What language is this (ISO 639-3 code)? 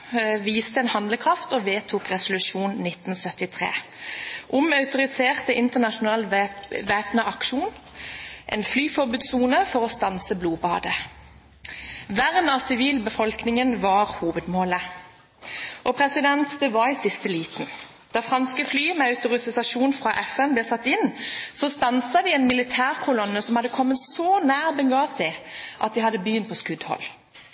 nob